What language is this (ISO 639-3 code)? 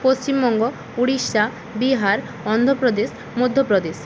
ben